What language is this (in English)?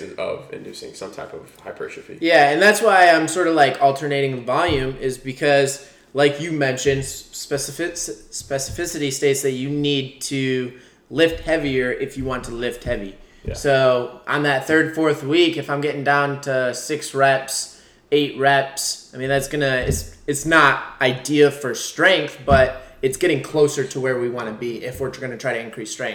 English